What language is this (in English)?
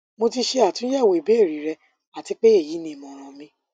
Yoruba